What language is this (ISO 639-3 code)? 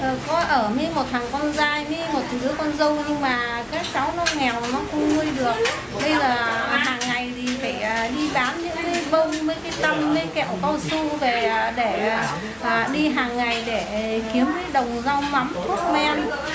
vie